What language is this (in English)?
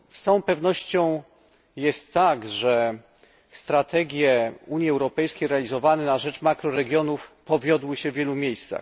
Polish